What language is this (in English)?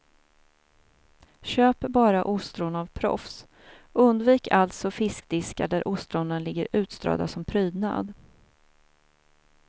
Swedish